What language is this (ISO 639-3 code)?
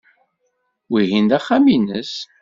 kab